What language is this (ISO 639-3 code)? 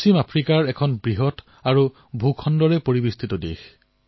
asm